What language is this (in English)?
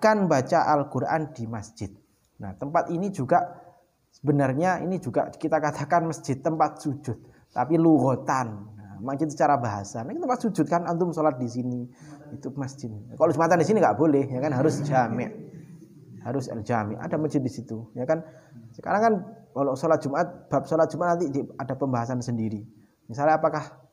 Indonesian